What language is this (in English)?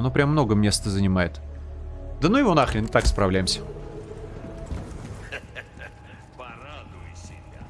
Russian